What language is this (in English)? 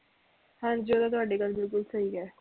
Punjabi